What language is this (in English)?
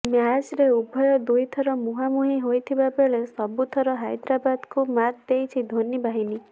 Odia